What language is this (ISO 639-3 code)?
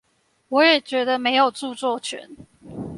zho